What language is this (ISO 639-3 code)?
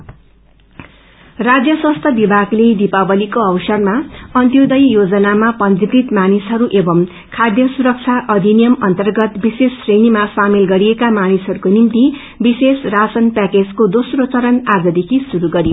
nep